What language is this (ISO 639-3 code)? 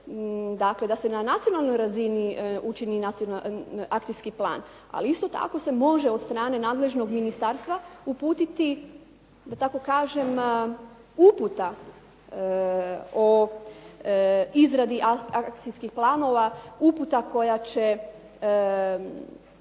hrv